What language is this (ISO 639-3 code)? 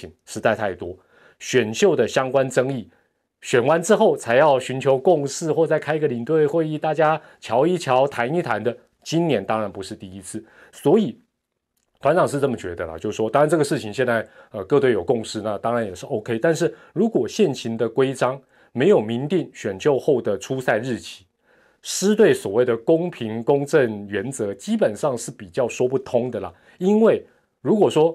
zho